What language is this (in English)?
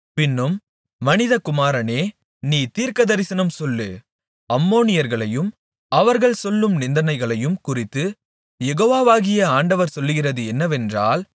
Tamil